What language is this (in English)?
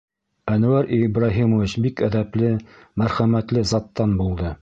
Bashkir